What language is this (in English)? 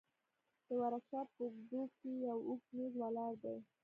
Pashto